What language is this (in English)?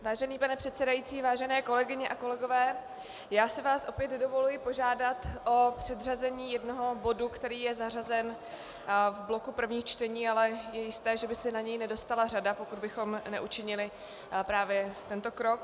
Czech